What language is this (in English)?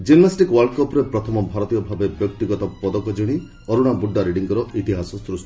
Odia